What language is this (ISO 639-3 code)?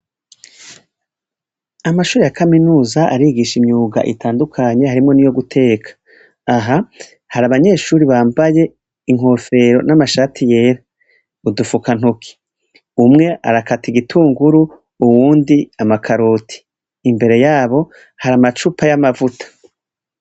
run